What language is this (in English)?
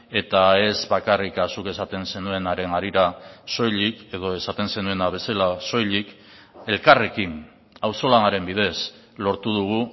Basque